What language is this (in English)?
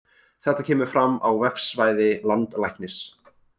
Icelandic